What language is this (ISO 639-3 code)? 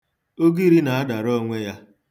ibo